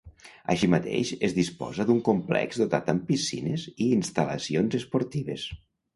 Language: Catalan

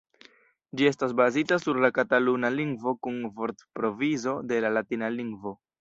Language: Esperanto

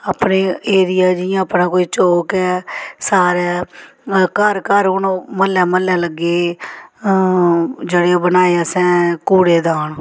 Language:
Dogri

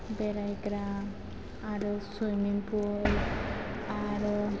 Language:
Bodo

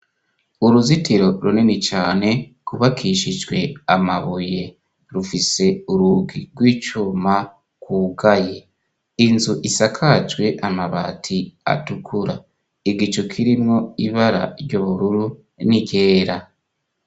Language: Rundi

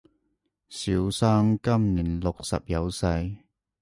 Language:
Cantonese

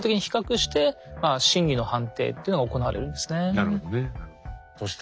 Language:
Japanese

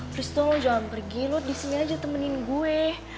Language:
Indonesian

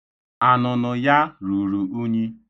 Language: Igbo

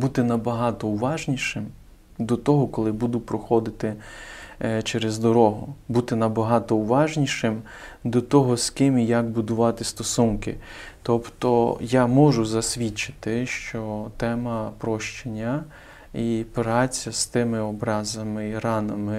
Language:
Ukrainian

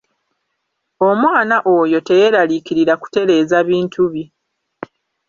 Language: Ganda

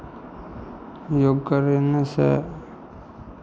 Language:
Maithili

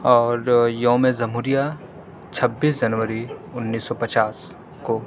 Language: Urdu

